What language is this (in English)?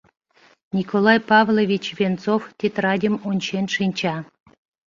Mari